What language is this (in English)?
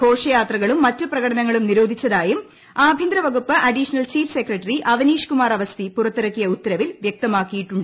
Malayalam